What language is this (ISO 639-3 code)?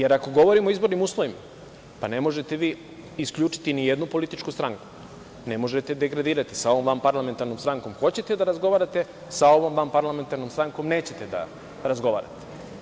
srp